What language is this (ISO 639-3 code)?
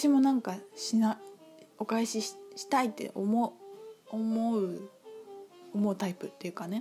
jpn